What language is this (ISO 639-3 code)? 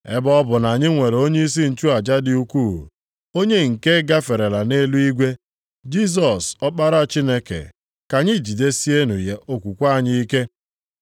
ibo